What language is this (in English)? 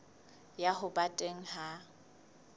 Southern Sotho